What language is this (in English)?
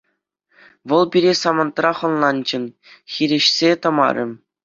Chuvash